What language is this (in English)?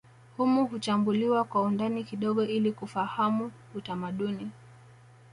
Swahili